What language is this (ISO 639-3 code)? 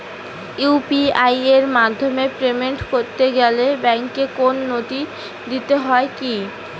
ben